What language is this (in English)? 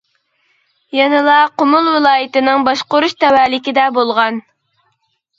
Uyghur